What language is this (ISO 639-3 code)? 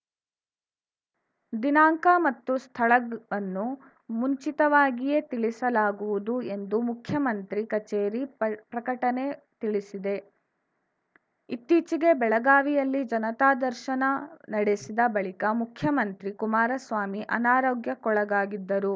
kan